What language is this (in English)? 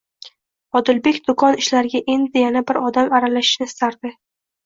Uzbek